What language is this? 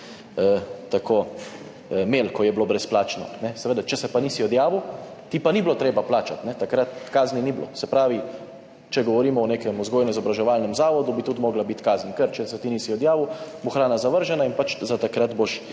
Slovenian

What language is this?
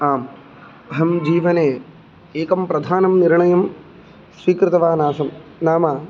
Sanskrit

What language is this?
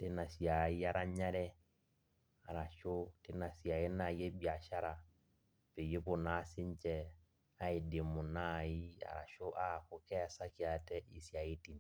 Masai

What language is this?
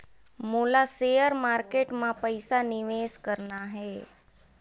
Chhattisgarhi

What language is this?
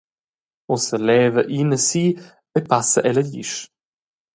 Romansh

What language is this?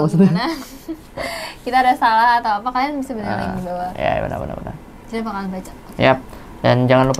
Indonesian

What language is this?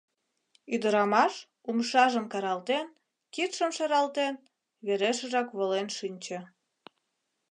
Mari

